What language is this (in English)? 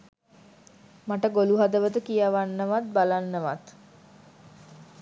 Sinhala